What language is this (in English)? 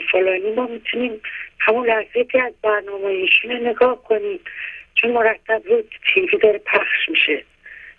Persian